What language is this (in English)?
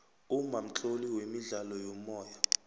South Ndebele